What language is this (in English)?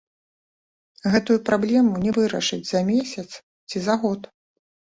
Belarusian